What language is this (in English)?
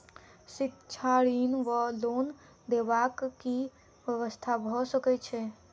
Maithili